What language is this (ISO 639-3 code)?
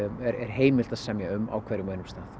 isl